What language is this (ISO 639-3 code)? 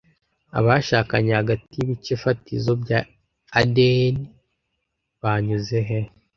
kin